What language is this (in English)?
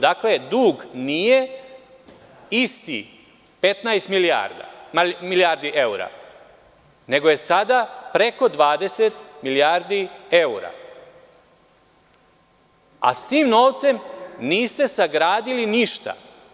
Serbian